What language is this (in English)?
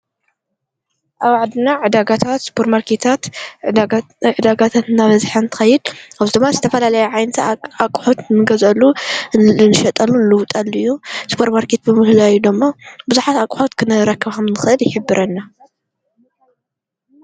Tigrinya